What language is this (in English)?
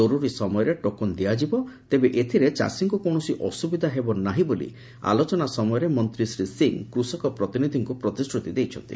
Odia